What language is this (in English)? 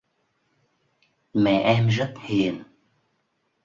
Vietnamese